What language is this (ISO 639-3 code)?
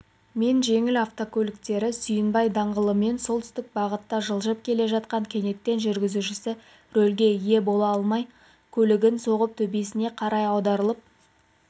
kaz